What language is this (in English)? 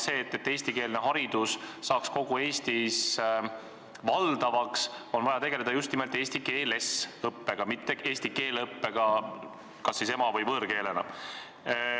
Estonian